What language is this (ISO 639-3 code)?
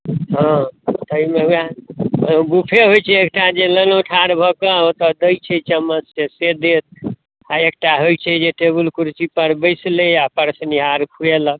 mai